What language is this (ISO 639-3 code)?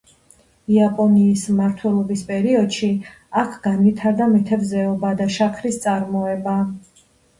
kat